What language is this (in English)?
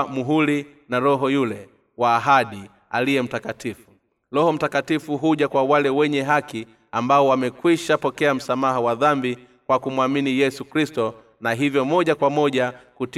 Swahili